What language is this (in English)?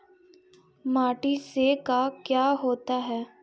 Magahi